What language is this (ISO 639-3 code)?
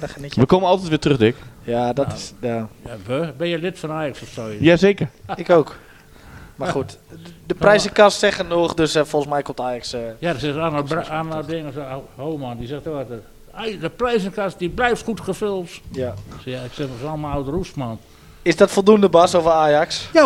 nld